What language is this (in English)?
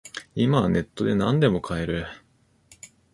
Japanese